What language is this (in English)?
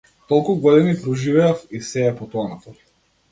Macedonian